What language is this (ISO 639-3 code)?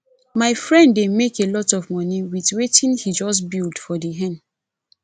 pcm